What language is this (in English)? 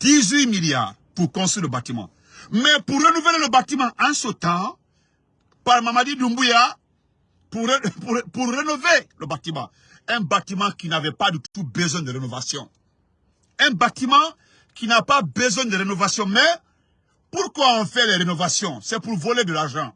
French